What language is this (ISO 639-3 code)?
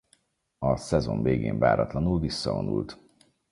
hun